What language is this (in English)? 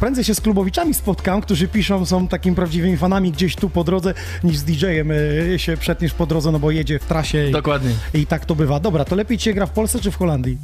Polish